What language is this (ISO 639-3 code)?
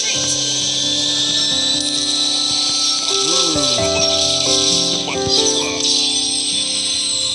ind